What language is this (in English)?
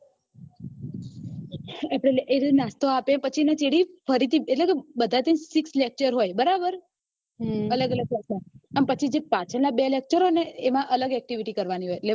Gujarati